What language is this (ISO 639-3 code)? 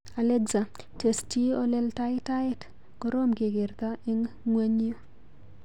kln